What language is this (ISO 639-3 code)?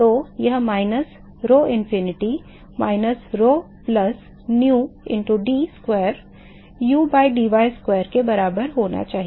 hin